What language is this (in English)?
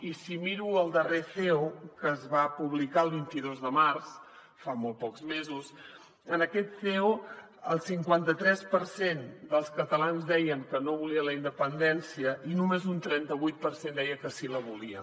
Catalan